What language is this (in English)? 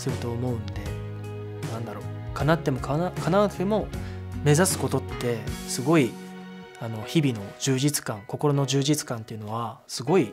Japanese